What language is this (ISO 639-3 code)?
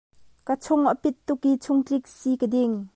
cnh